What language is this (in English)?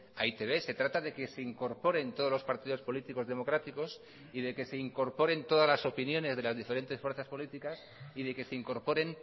Spanish